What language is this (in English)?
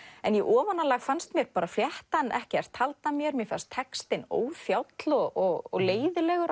Icelandic